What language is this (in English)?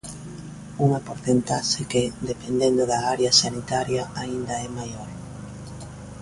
Galician